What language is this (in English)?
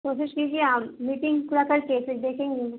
Urdu